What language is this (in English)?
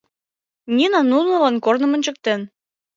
Mari